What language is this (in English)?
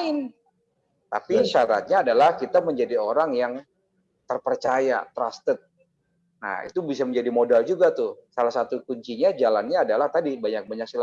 Indonesian